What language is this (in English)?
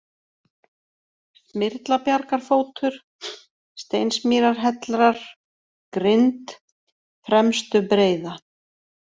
Icelandic